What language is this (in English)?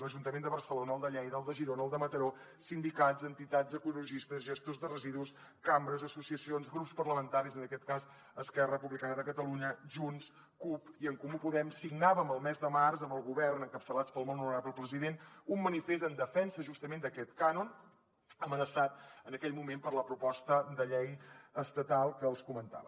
Catalan